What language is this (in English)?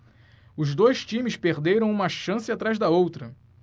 Portuguese